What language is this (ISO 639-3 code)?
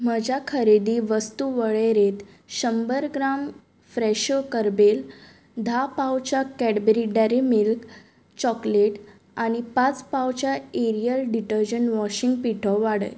kok